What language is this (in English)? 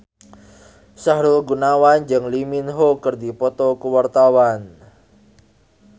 Sundanese